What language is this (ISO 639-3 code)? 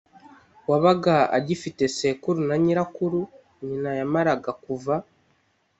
kin